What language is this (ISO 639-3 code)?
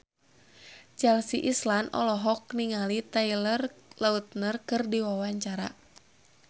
sun